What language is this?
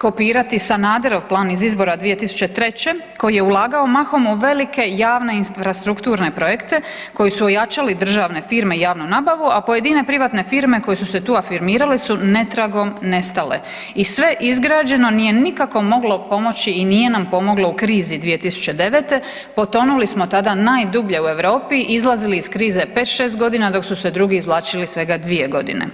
Croatian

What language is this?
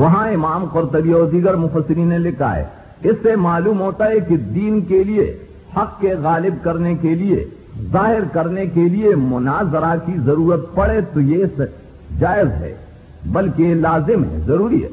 Urdu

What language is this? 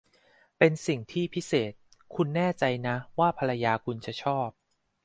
Thai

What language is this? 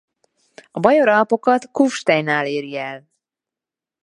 Hungarian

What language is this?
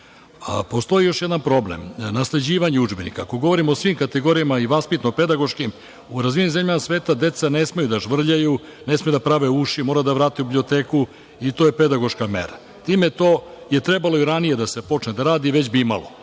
Serbian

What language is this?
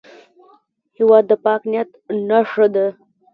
Pashto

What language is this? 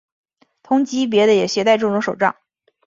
Chinese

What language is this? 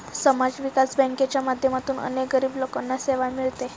Marathi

